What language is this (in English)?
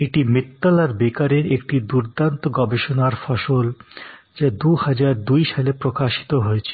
Bangla